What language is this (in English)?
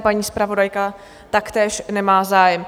Czech